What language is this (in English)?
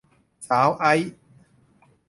Thai